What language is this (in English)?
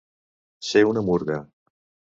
Catalan